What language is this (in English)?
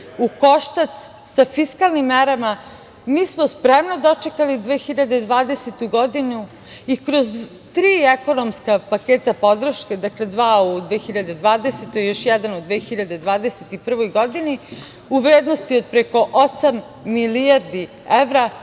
Serbian